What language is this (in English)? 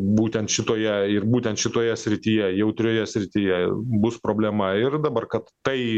Lithuanian